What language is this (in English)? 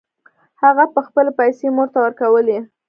Pashto